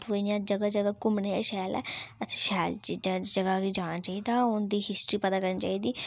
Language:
Dogri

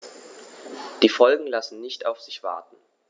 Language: German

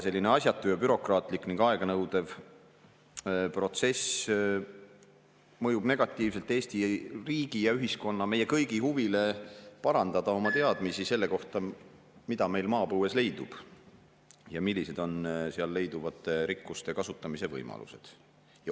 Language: Estonian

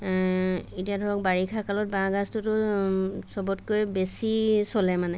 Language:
Assamese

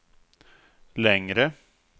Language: Swedish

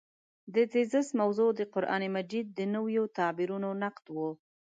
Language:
Pashto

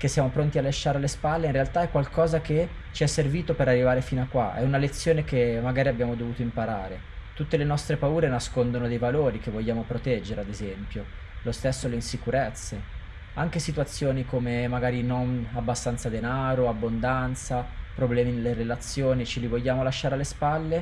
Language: Italian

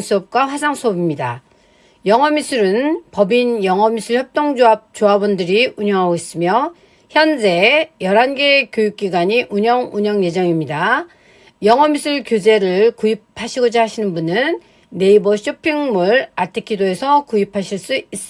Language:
Korean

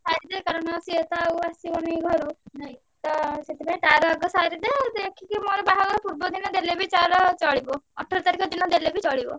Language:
Odia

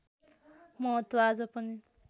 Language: Nepali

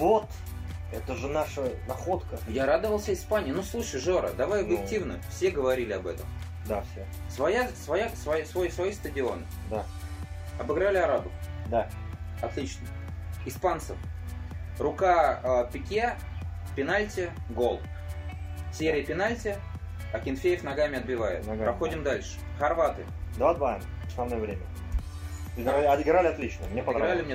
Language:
Russian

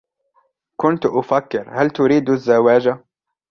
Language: Arabic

